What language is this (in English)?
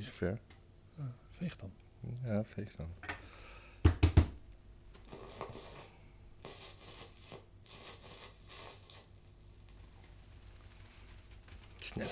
Dutch